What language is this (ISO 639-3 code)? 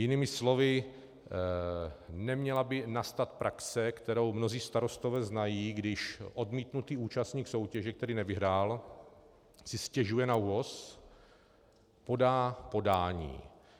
ces